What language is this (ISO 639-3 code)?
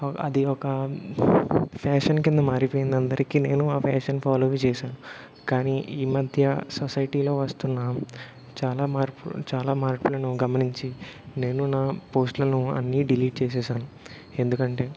tel